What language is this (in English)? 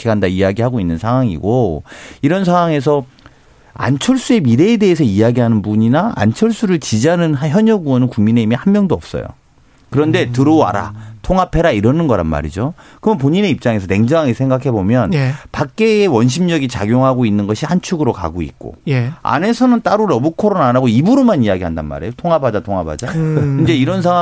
Korean